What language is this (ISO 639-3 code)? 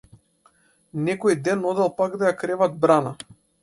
mkd